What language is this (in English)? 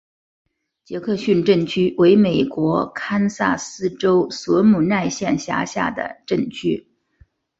Chinese